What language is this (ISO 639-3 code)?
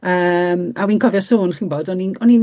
cym